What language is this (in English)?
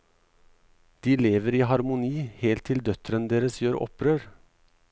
Norwegian